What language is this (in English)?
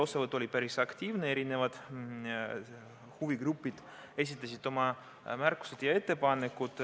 Estonian